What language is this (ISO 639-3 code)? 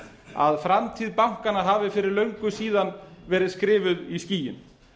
isl